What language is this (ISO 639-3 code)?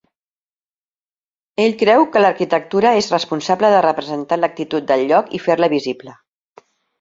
cat